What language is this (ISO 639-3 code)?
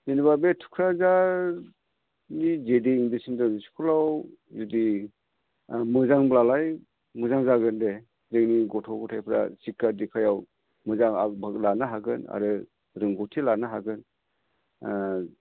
brx